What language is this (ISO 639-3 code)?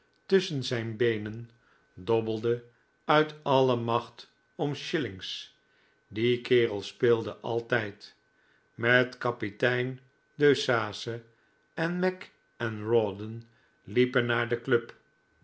nld